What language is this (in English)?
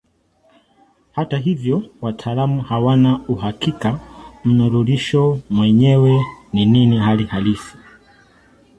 Swahili